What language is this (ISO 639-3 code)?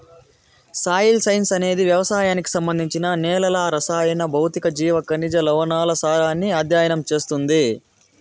tel